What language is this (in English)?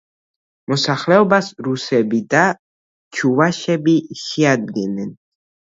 Georgian